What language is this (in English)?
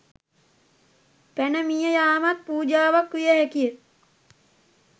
Sinhala